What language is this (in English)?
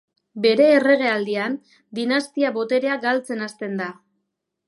Basque